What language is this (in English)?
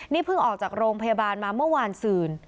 Thai